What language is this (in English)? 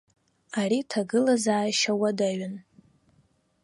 Abkhazian